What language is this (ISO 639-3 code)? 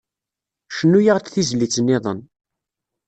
kab